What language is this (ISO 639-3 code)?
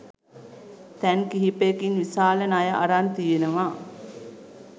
sin